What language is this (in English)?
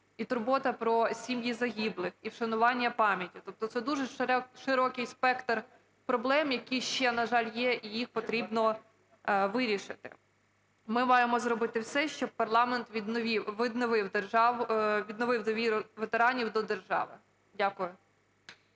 Ukrainian